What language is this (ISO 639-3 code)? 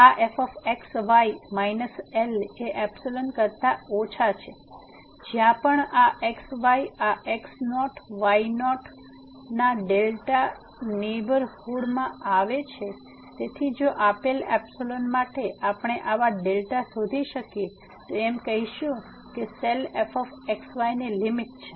guj